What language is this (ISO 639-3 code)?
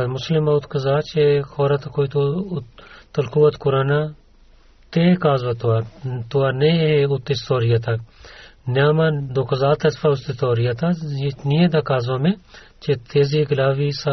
bul